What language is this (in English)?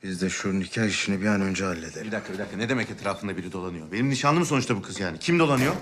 Turkish